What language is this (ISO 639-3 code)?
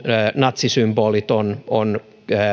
fin